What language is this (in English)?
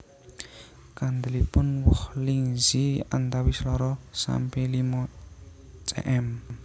Javanese